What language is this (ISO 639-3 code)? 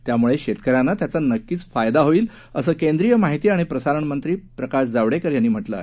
mar